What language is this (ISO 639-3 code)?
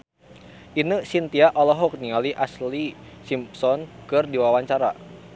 sun